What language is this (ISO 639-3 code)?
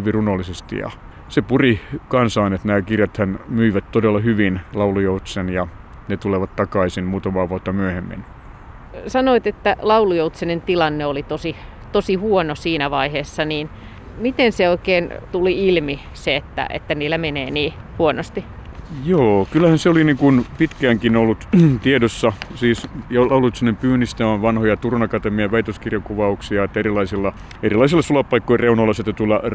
fin